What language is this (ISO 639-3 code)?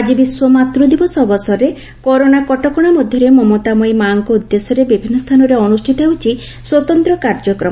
ori